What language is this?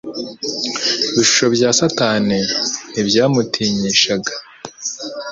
Kinyarwanda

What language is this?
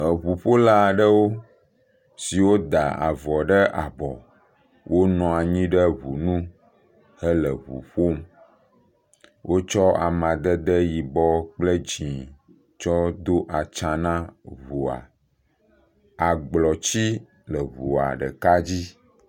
Ewe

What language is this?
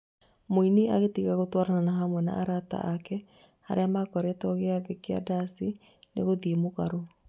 Kikuyu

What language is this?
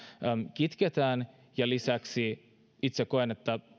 Finnish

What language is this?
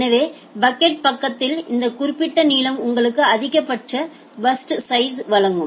Tamil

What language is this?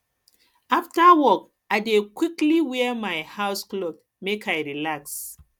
Nigerian Pidgin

